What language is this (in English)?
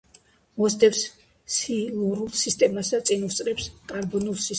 Georgian